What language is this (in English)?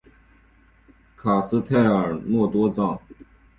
Chinese